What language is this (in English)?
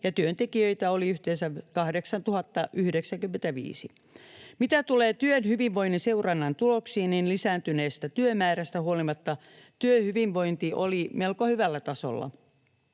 Finnish